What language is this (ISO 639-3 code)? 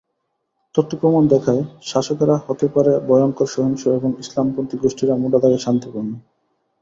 ben